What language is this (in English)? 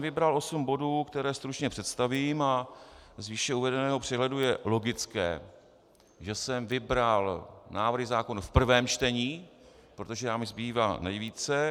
Czech